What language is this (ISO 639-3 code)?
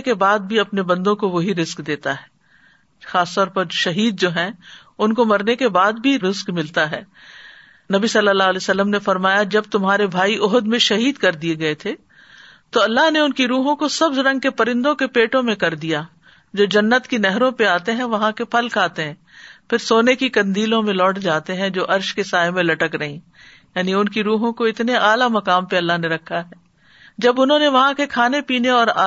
urd